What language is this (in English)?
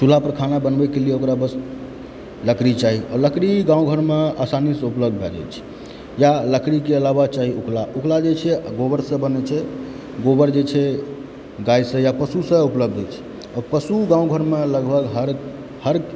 Maithili